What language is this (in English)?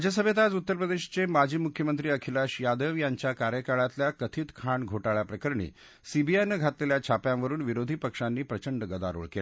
Marathi